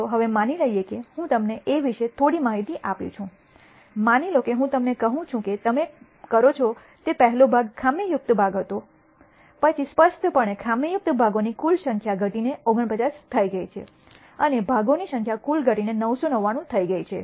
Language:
Gujarati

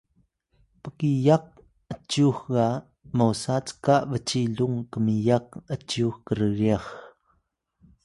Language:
Atayal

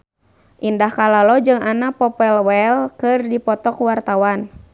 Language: Sundanese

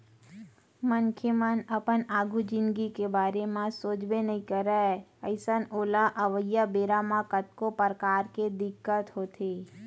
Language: Chhattisgarhi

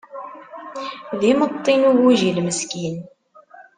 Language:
Kabyle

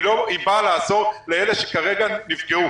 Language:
Hebrew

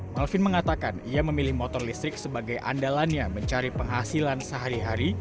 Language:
Indonesian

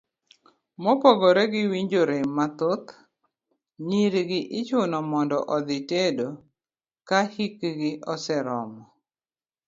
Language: Luo (Kenya and Tanzania)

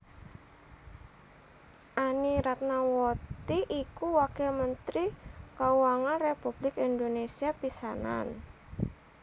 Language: Javanese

